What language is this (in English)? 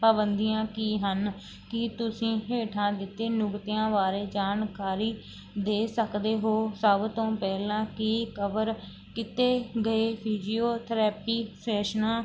Punjabi